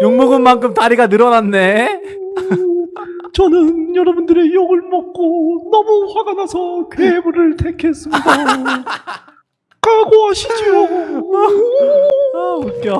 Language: Korean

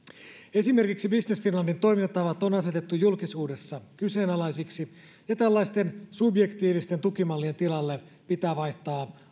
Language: Finnish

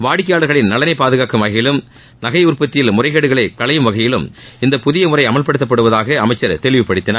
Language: Tamil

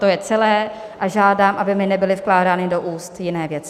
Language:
Czech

